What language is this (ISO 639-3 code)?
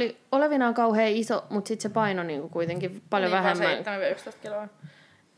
fin